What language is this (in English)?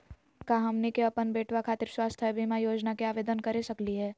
Magahi